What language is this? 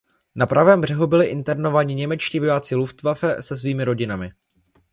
Czech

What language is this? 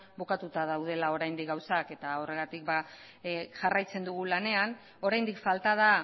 Basque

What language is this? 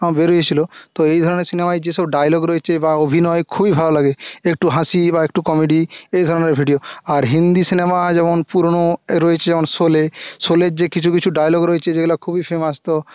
Bangla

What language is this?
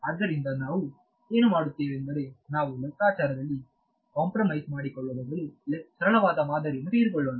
Kannada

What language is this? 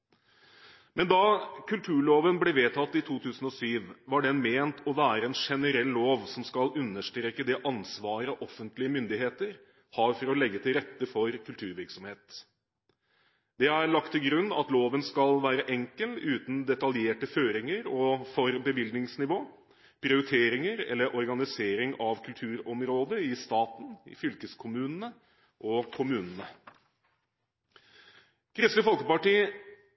Norwegian Bokmål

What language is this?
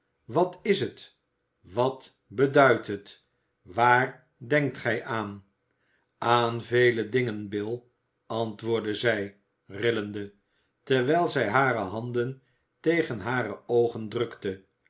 Dutch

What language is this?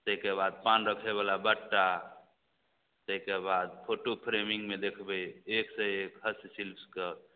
Maithili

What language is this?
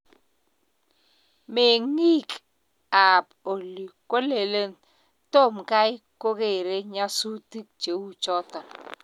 Kalenjin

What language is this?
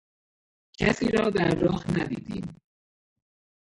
Persian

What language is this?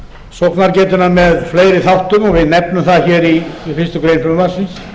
Icelandic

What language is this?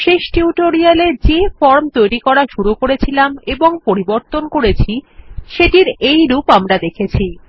Bangla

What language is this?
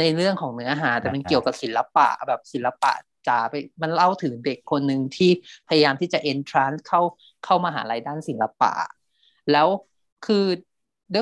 Thai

